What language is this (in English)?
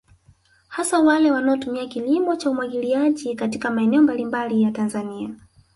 Swahili